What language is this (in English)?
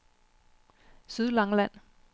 Danish